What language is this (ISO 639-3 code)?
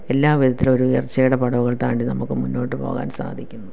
mal